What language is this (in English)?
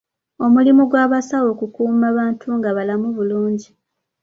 Ganda